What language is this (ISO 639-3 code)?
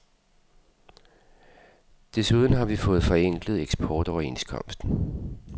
dan